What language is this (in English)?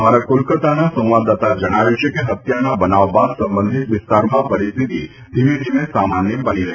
Gujarati